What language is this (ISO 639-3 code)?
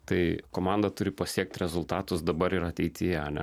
lit